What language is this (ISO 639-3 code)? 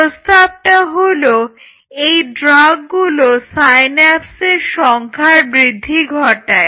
ben